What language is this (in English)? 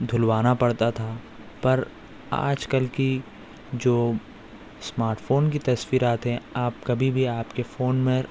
Urdu